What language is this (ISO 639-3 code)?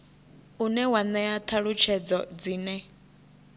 ven